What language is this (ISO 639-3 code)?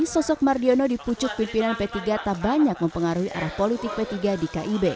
ind